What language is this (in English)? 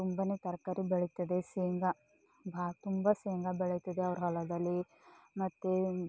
Kannada